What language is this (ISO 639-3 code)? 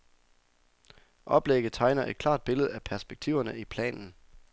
dan